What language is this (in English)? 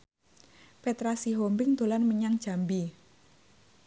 Javanese